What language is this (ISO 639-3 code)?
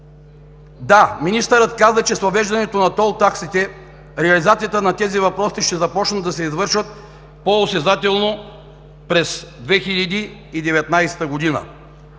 bul